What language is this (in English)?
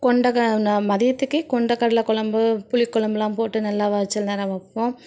Tamil